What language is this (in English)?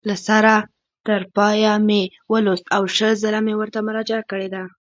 Pashto